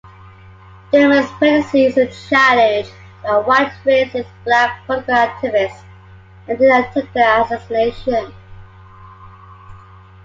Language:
English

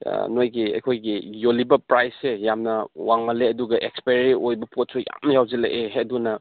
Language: Manipuri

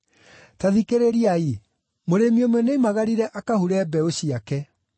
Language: Kikuyu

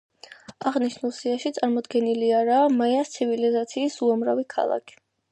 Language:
Georgian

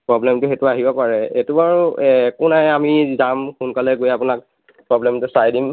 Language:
Assamese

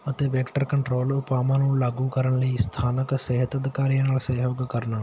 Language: Punjabi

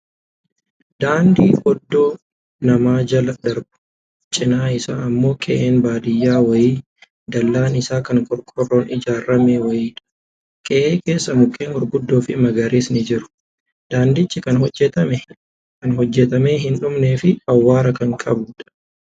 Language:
Oromo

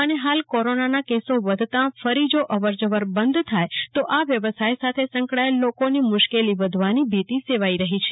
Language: Gujarati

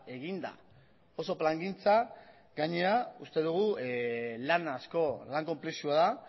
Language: Basque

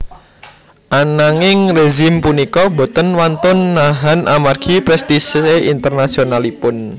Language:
Javanese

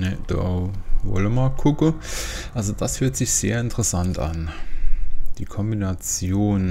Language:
German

